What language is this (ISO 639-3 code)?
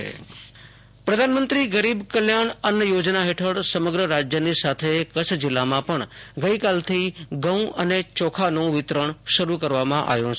guj